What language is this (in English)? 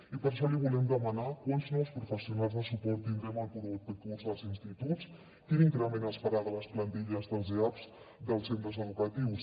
Catalan